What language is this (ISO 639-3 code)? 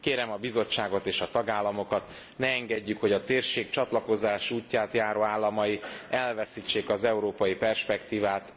hun